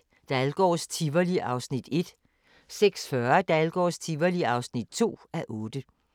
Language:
Danish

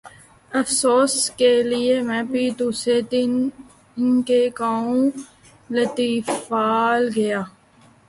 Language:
Urdu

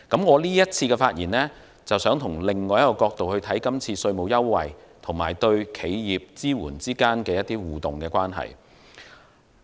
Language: Cantonese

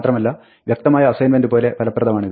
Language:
Malayalam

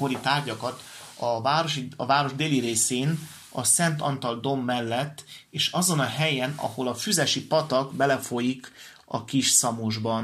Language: Hungarian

